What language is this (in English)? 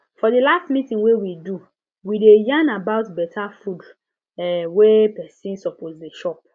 Nigerian Pidgin